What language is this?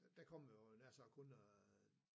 Danish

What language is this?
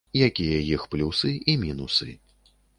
Belarusian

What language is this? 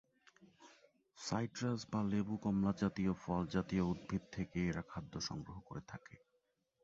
Bangla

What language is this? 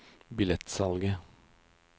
Norwegian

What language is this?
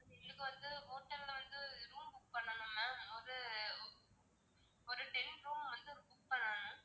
Tamil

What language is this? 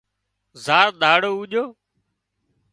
Wadiyara Koli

